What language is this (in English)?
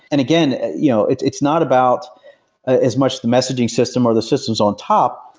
English